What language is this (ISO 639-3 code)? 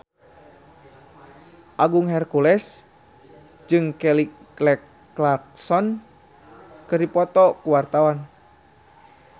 sun